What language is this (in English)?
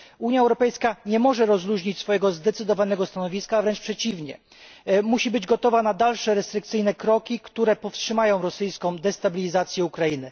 Polish